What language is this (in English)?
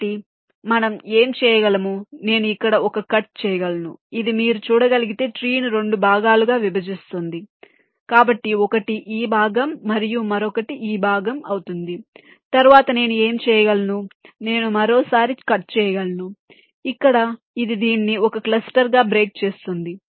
Telugu